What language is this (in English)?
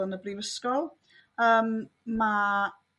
Welsh